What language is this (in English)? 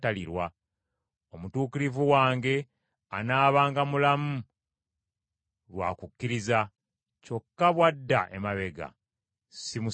Ganda